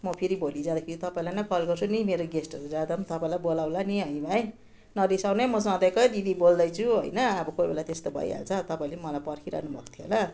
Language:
Nepali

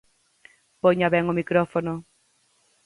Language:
Galician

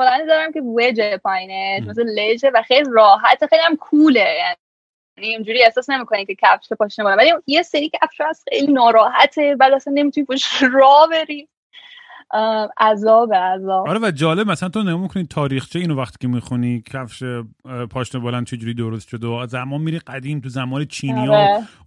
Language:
Persian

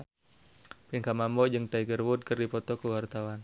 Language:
Sundanese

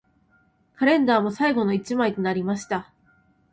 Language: Japanese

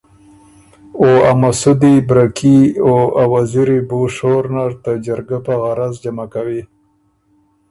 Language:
Ormuri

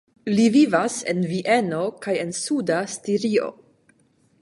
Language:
Esperanto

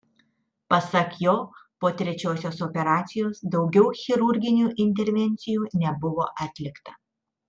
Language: Lithuanian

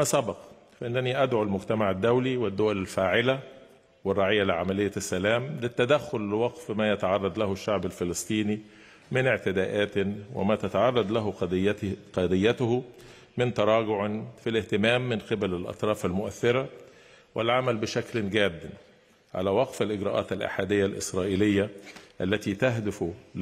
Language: Arabic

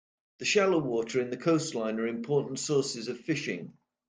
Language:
English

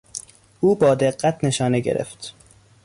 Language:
Persian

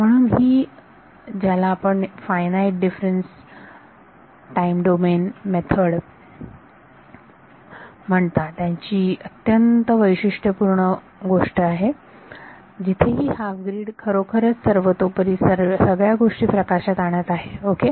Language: Marathi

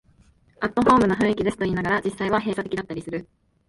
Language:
Japanese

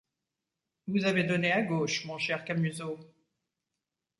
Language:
French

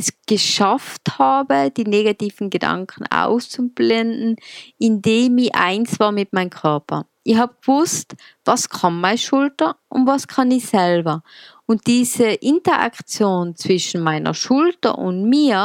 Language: German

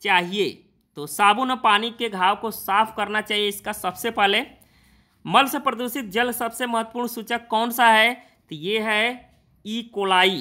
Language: Hindi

